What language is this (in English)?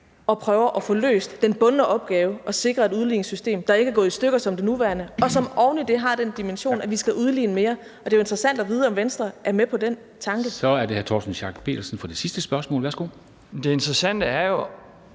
Danish